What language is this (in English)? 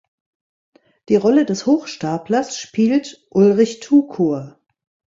German